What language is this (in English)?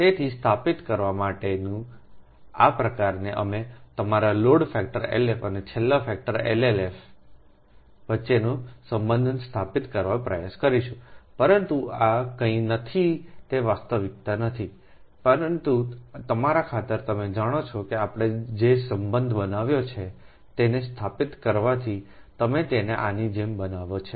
Gujarati